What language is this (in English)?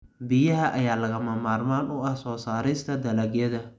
Somali